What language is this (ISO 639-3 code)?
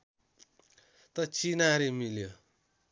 nep